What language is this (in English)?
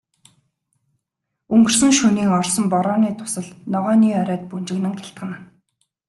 Mongolian